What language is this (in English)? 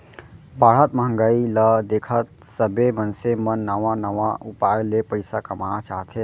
Chhattisgarhi